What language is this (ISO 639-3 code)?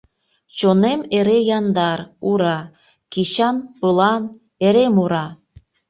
chm